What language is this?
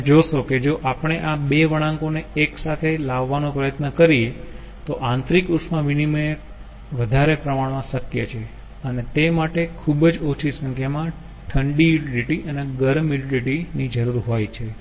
Gujarati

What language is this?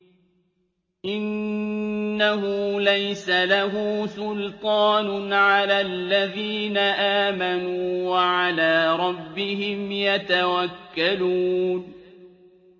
Arabic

